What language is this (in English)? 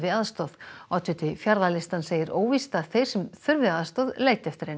Icelandic